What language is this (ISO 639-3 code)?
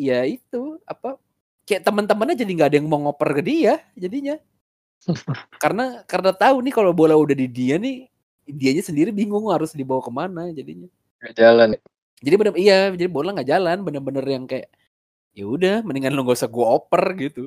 ind